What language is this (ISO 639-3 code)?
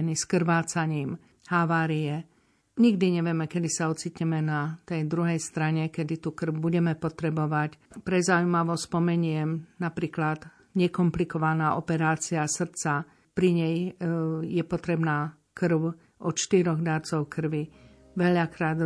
slk